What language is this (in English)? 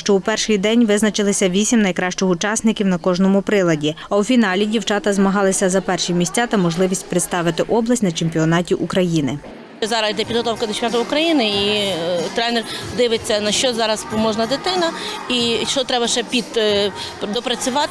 Ukrainian